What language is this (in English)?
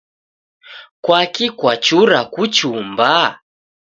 Taita